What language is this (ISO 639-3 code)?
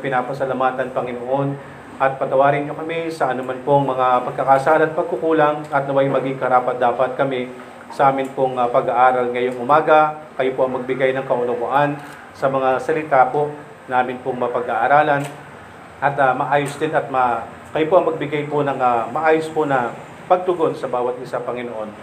fil